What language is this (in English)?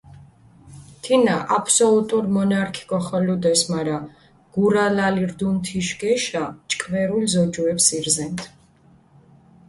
Mingrelian